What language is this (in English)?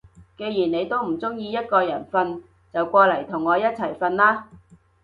Cantonese